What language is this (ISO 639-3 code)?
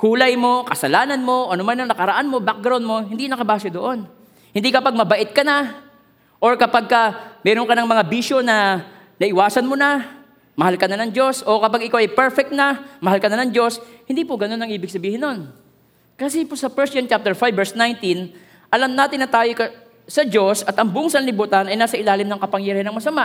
fil